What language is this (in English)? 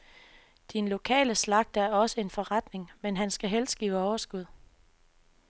Danish